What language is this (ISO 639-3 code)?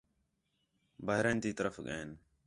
xhe